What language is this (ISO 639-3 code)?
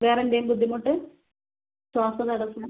mal